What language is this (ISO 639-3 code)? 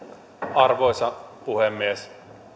fin